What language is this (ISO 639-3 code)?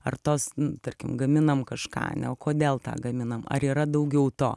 lit